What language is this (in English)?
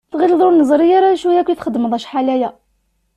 Kabyle